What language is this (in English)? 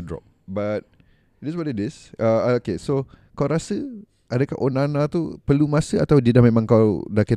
Malay